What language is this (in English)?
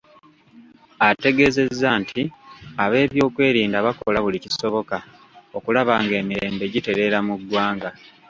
Ganda